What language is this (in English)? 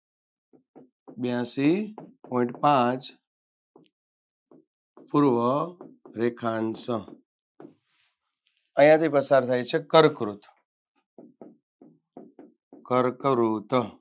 Gujarati